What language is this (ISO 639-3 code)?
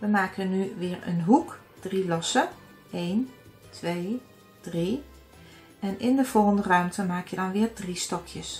nld